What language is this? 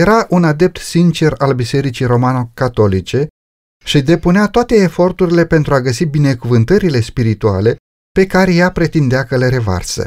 Romanian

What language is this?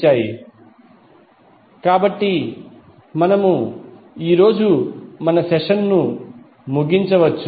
Telugu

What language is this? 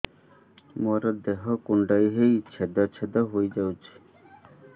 Odia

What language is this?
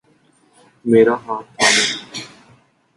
Urdu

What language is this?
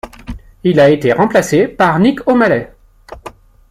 French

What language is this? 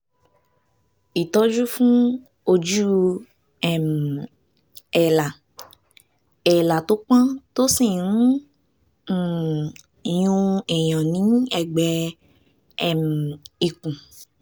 Yoruba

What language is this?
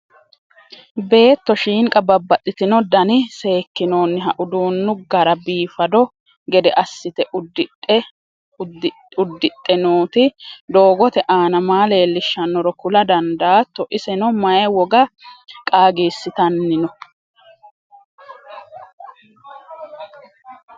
Sidamo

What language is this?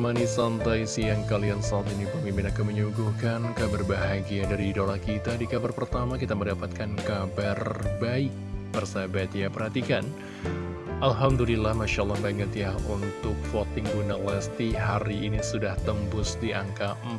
Indonesian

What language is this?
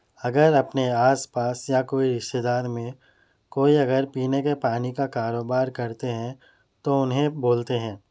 Urdu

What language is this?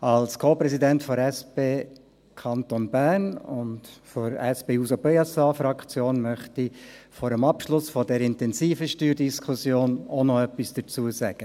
Swiss German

